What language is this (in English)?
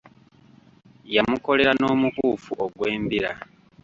Ganda